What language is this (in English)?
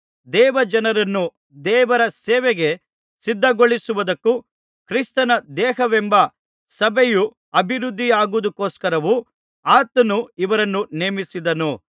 Kannada